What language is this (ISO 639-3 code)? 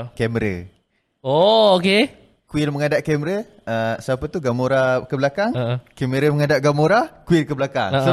msa